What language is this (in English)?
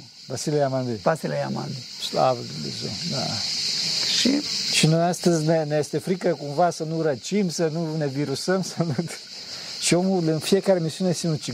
Romanian